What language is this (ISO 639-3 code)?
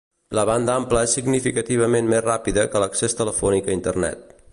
cat